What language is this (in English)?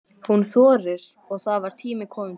Icelandic